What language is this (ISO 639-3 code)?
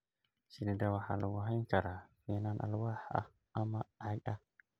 som